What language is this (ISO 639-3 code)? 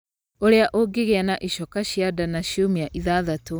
kik